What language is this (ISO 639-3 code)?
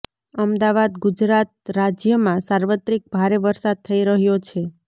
guj